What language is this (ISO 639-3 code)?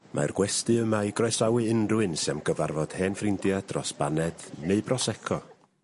cym